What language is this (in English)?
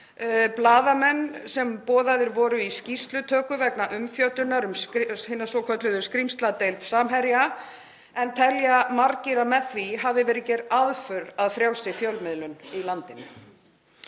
Icelandic